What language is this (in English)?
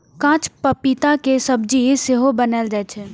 Maithili